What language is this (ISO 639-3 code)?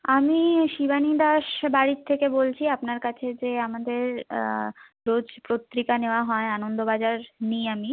ben